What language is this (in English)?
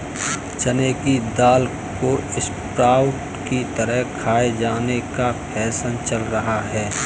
Hindi